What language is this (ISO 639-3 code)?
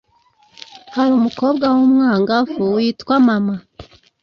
kin